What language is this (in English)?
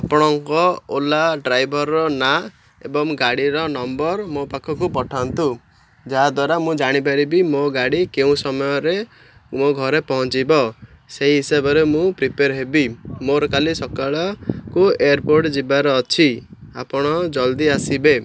Odia